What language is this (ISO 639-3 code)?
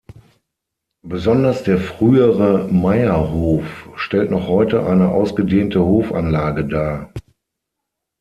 deu